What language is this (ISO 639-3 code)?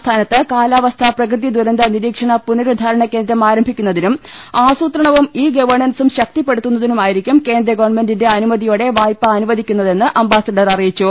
mal